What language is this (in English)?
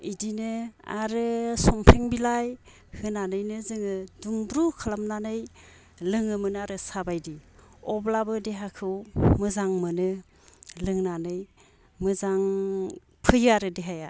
Bodo